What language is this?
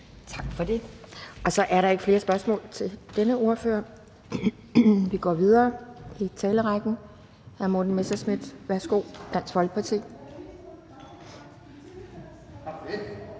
Danish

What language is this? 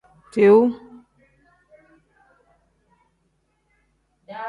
Tem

